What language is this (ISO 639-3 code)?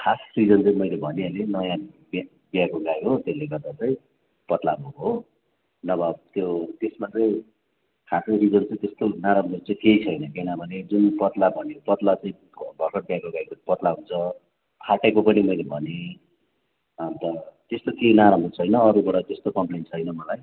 nep